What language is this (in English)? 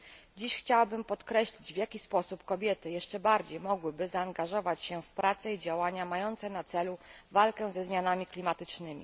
Polish